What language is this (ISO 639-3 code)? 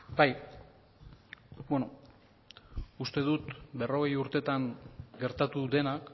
eus